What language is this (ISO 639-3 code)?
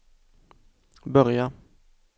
swe